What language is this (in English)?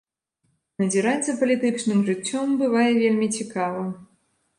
Belarusian